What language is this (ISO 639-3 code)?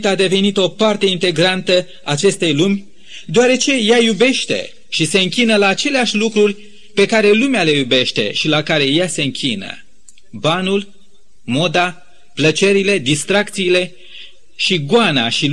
ron